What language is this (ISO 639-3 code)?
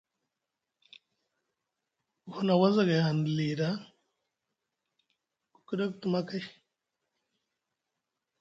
mug